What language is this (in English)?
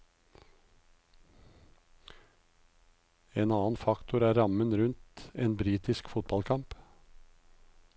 Norwegian